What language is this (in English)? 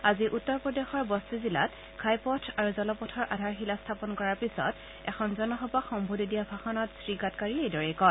Assamese